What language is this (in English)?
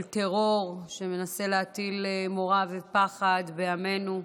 Hebrew